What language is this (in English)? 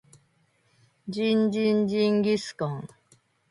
Japanese